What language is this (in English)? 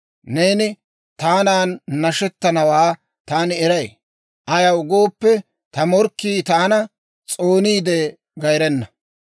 Dawro